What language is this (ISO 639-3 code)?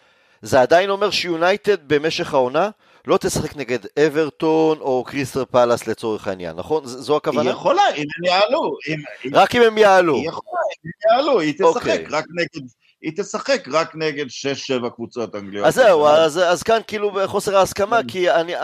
heb